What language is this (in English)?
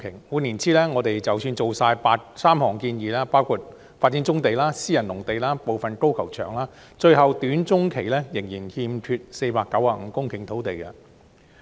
Cantonese